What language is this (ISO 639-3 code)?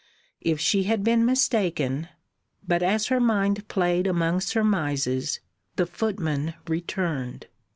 eng